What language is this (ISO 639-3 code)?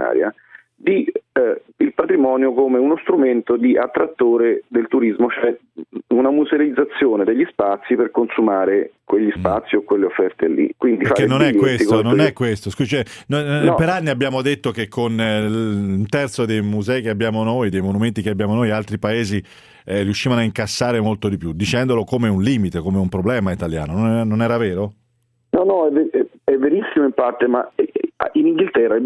ita